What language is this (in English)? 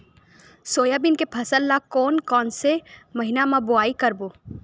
Chhattisgarhi